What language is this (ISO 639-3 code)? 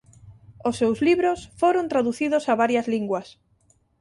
glg